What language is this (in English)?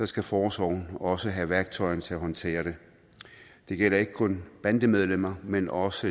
Danish